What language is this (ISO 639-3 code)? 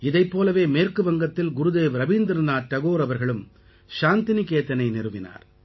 tam